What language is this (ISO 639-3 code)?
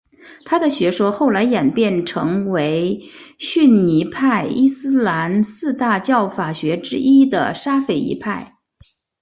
zho